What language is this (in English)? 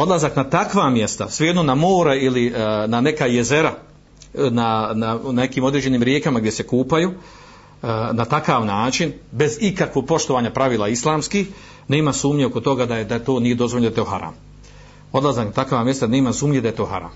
Croatian